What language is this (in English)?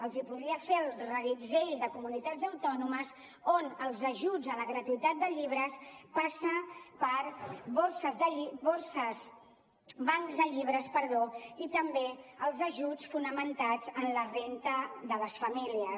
Catalan